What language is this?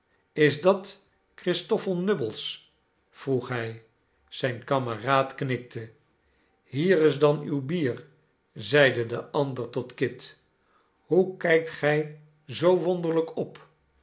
Dutch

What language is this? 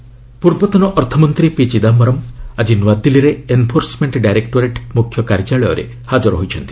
Odia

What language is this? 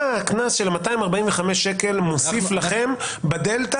Hebrew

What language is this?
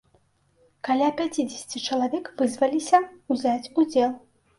Belarusian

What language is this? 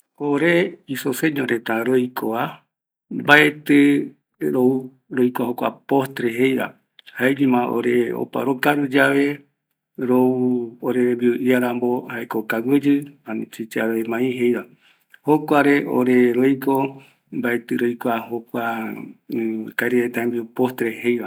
Eastern Bolivian Guaraní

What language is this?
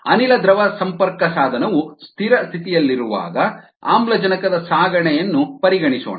Kannada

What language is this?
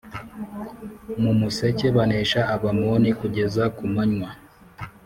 Kinyarwanda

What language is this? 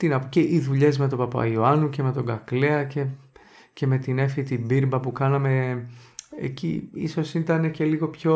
Greek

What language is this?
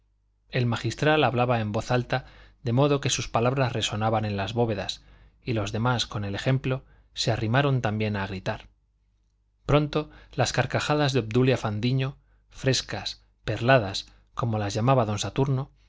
Spanish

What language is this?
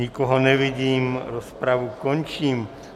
Czech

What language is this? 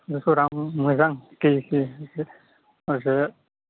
Bodo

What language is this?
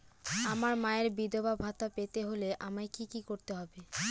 Bangla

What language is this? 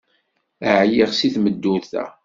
Kabyle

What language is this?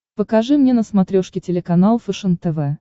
Russian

